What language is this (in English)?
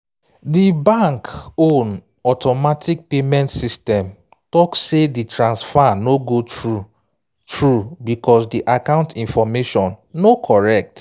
Nigerian Pidgin